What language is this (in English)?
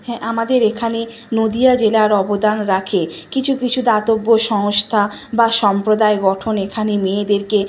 Bangla